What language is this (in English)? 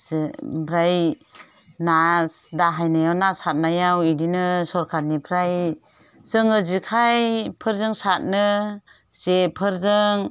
Bodo